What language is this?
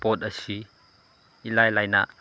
Manipuri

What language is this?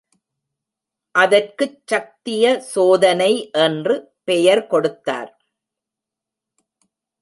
Tamil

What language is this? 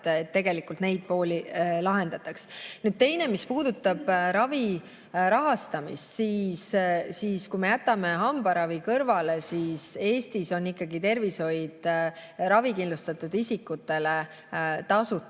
Estonian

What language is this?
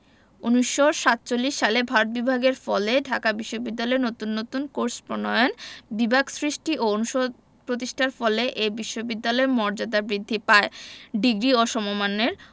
Bangla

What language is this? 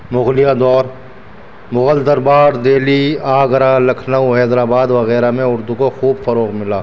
Urdu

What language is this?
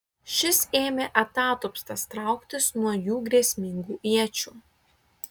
Lithuanian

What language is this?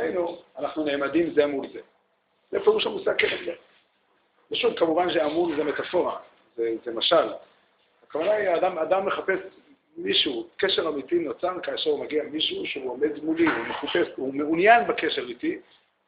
Hebrew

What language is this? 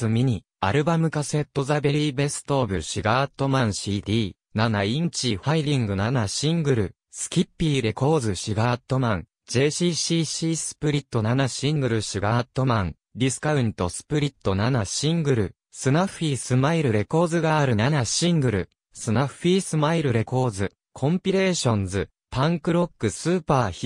Japanese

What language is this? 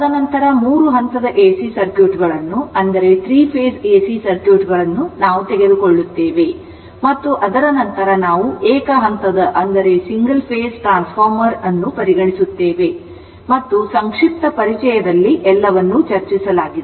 Kannada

